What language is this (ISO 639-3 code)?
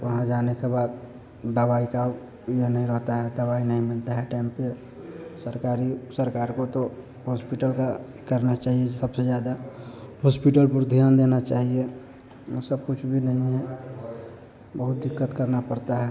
hin